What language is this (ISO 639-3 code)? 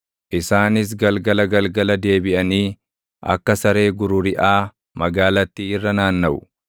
orm